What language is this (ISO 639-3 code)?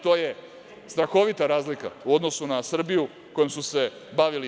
srp